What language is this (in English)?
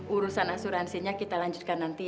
Indonesian